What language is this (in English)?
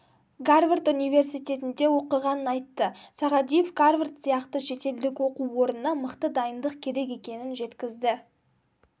Kazakh